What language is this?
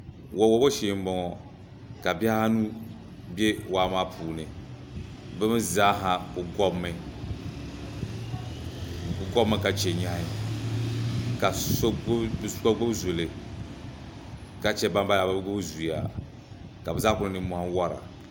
Dagbani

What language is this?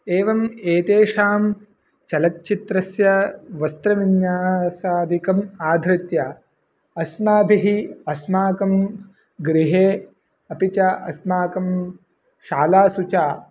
Sanskrit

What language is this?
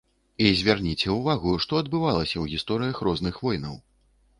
Belarusian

